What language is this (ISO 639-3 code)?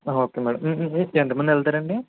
tel